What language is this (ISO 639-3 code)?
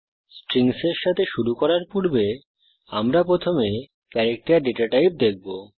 ben